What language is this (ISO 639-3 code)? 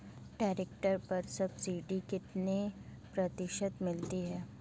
hin